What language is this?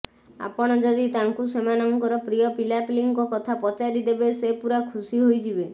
Odia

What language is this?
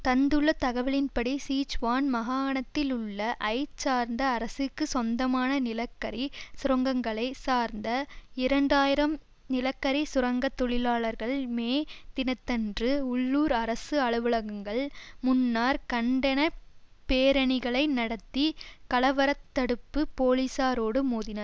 Tamil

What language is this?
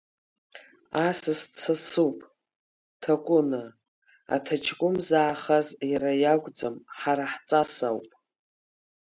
Abkhazian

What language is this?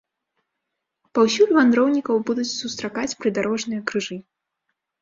Belarusian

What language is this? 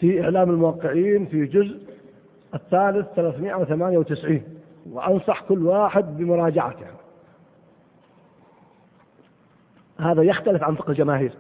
Arabic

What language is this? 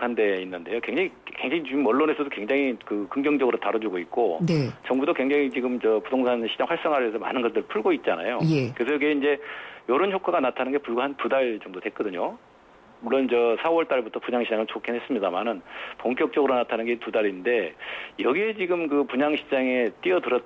Korean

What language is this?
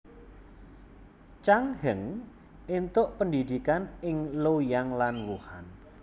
Javanese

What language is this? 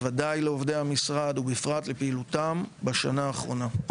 Hebrew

